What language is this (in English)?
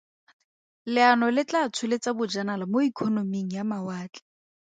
Tswana